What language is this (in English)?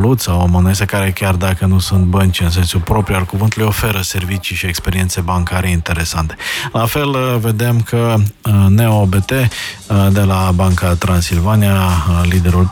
Romanian